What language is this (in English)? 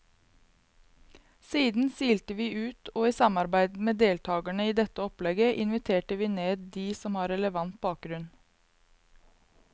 Norwegian